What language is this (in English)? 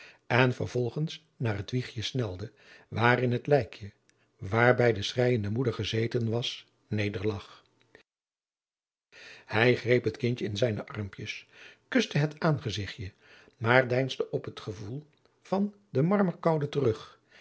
Dutch